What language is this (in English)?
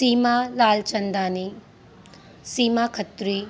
Sindhi